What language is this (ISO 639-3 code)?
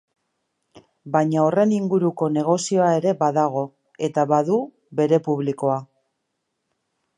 eus